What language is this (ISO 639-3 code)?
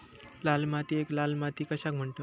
mar